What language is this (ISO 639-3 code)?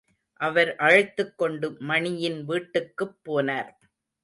tam